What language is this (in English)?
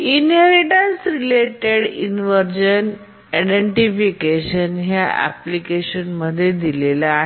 Marathi